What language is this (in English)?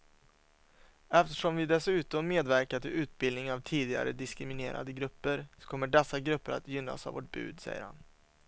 Swedish